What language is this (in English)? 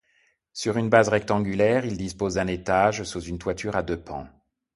French